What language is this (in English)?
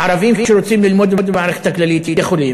Hebrew